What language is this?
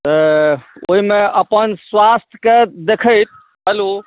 Maithili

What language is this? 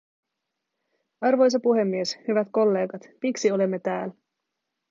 Finnish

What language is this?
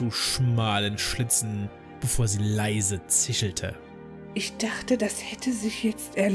German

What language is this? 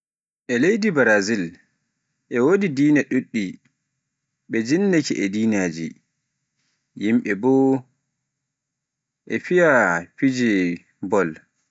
Pular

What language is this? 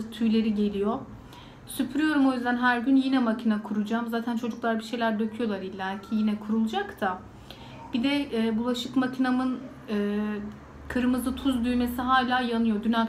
Turkish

